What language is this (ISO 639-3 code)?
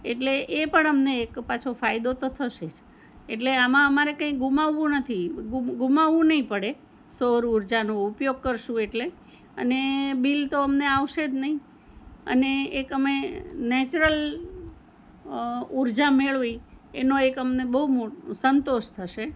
guj